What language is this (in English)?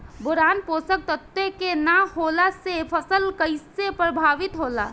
Bhojpuri